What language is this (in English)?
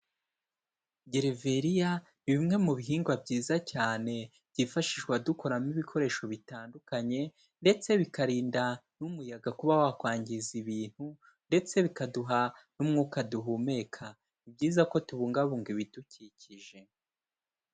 Kinyarwanda